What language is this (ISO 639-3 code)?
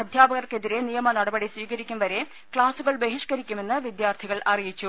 mal